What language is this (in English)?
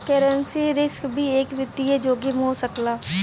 Bhojpuri